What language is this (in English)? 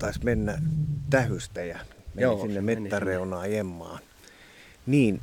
Finnish